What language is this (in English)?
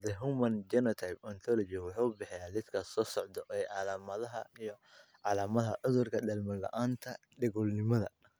Somali